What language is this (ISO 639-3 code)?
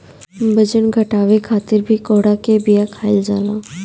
bho